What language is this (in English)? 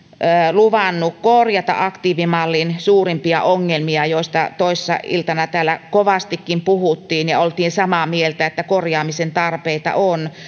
Finnish